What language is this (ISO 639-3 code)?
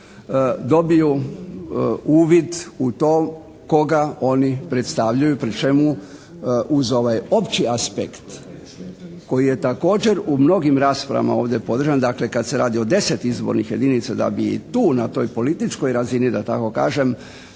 hrv